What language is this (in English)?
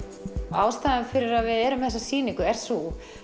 Icelandic